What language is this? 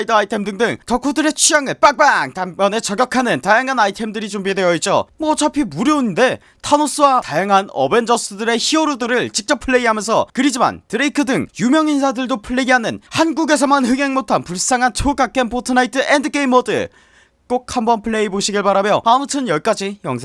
Korean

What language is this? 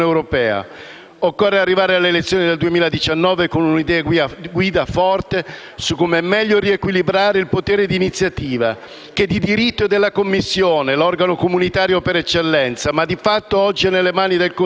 Italian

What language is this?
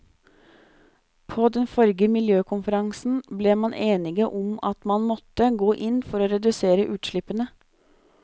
Norwegian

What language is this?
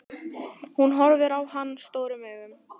Icelandic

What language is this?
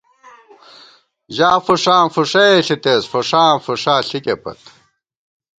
Gawar-Bati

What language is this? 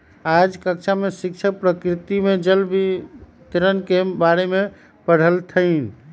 Magahi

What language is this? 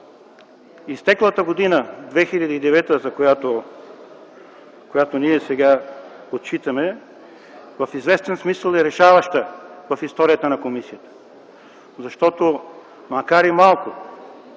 Bulgarian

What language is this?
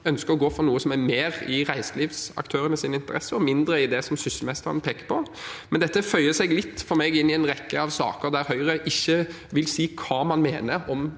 Norwegian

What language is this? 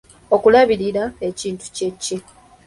Ganda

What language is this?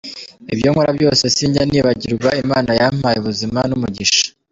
Kinyarwanda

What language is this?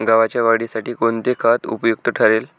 Marathi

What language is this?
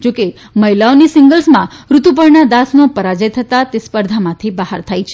Gujarati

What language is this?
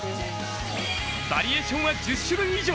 Japanese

